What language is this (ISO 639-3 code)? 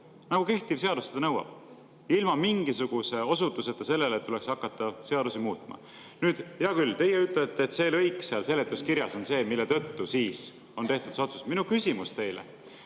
est